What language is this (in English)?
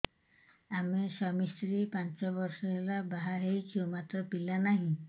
Odia